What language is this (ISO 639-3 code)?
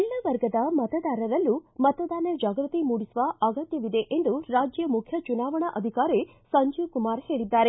kan